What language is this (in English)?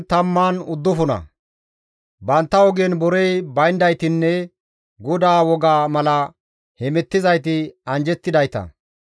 Gamo